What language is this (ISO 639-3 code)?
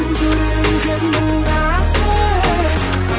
kaz